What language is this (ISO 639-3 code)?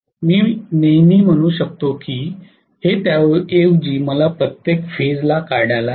mar